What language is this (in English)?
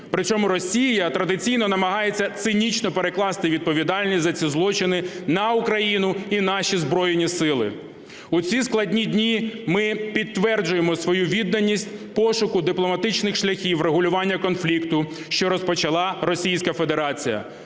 Ukrainian